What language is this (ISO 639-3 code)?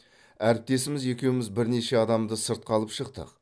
kaz